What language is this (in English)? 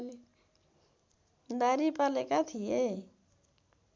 Nepali